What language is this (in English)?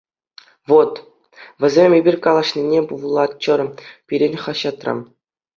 Chuvash